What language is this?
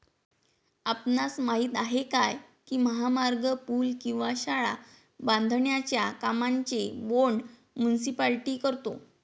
Marathi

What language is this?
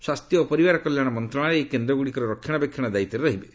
Odia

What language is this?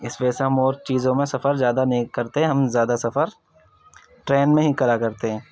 Urdu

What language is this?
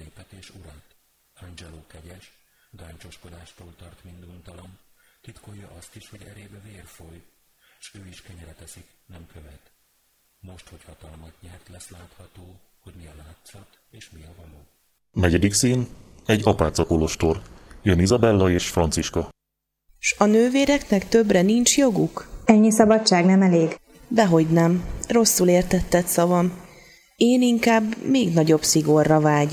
Hungarian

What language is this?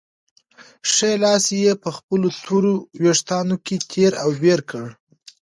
Pashto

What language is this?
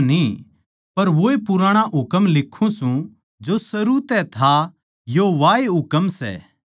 Haryanvi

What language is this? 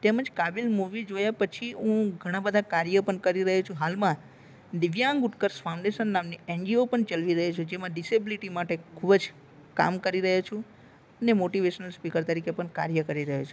Gujarati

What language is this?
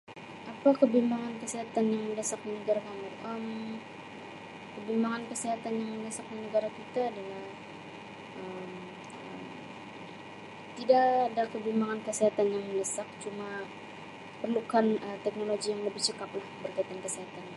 Sabah Malay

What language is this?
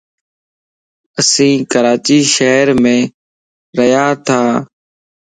Lasi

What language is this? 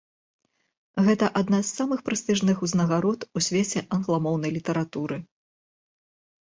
Belarusian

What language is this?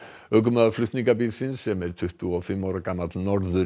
Icelandic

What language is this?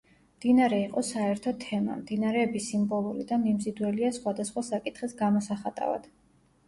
Georgian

